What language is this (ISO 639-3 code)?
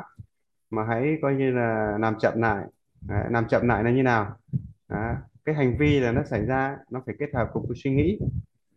vie